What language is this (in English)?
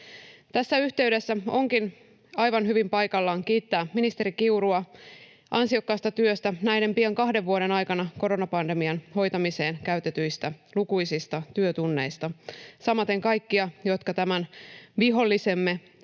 Finnish